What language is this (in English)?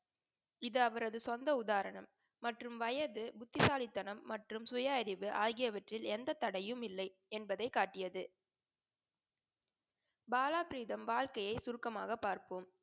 Tamil